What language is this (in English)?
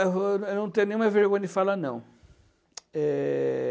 Portuguese